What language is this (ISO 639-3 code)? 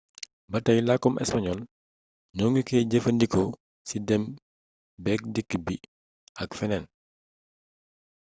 wol